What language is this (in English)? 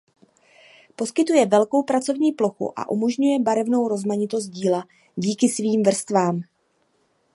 Czech